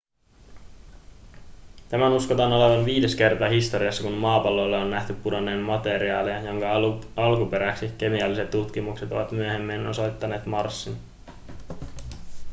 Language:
Finnish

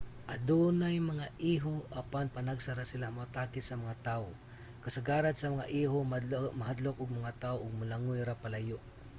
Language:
Cebuano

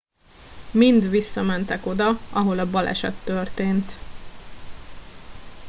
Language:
Hungarian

